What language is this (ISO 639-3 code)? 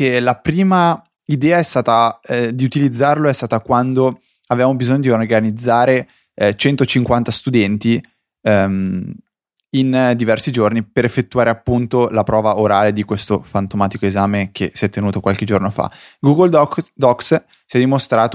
ita